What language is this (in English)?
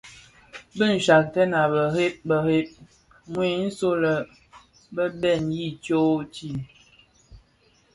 Bafia